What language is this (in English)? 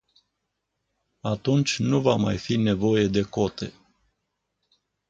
Romanian